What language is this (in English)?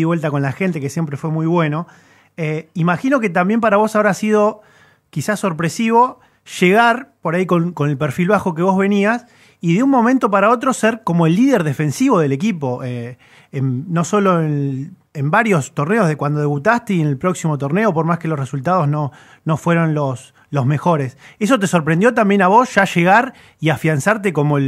Spanish